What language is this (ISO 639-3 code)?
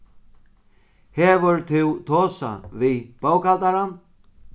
fao